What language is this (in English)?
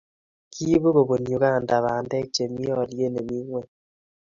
Kalenjin